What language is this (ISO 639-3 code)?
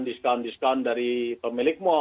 ind